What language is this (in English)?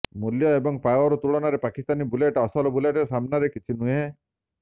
Odia